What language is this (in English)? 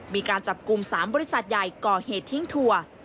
Thai